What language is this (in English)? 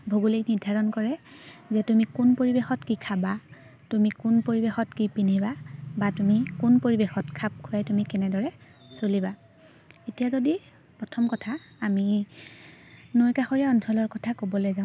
Assamese